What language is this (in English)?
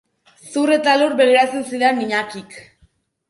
Basque